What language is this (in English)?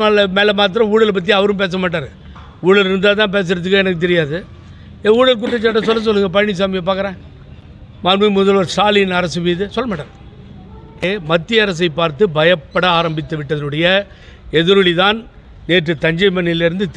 Romanian